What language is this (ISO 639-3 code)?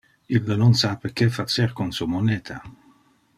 ina